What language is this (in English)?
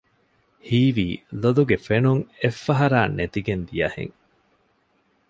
Divehi